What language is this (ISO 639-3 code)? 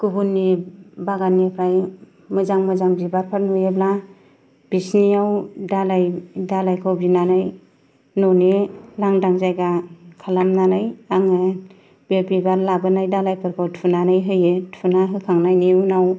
brx